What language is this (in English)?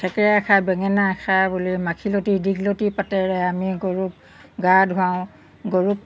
Assamese